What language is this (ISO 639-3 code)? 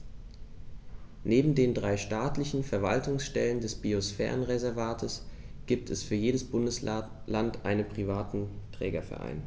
deu